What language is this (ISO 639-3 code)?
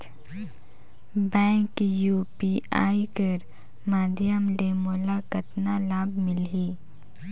hne